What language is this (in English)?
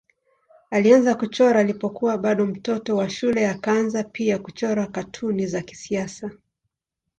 Swahili